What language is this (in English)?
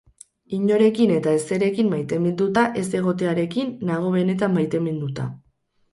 Basque